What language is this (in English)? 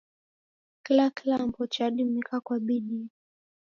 Taita